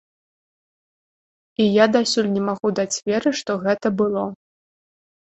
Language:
Belarusian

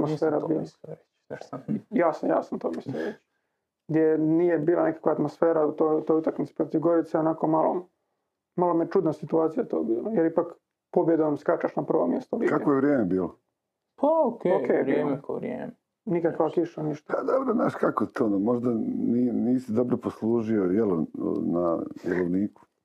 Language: Croatian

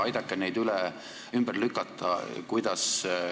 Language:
Estonian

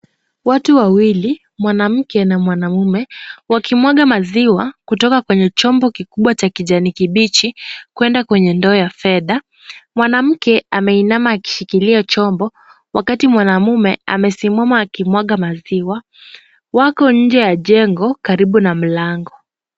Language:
Swahili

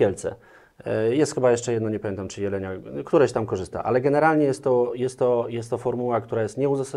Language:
Polish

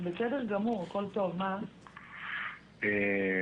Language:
Hebrew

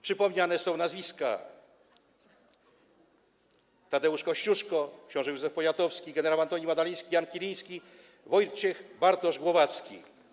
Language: Polish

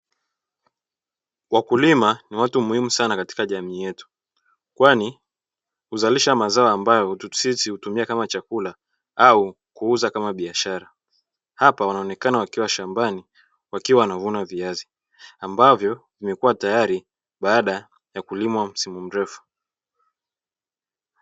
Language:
Swahili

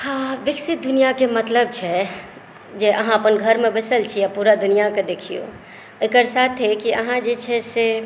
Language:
Maithili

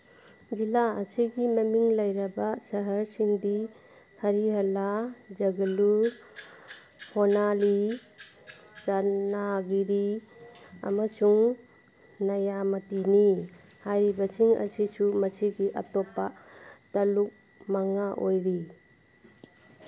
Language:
Manipuri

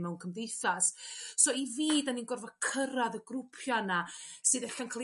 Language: Welsh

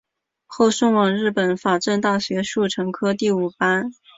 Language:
Chinese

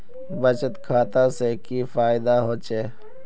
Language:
Magahi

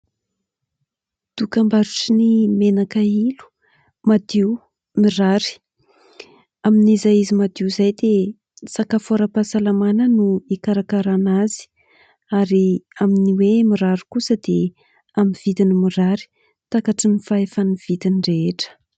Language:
Malagasy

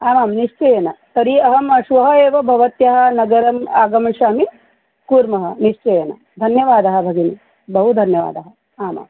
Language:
Sanskrit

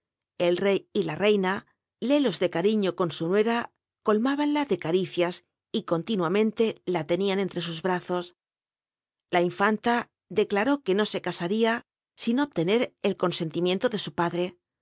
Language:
Spanish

